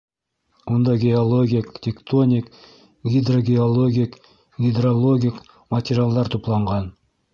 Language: Bashkir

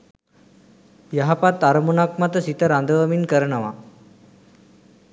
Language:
Sinhala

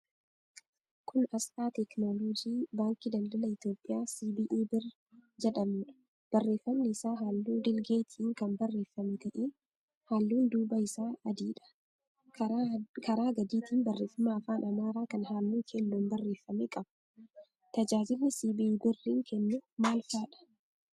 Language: Oromo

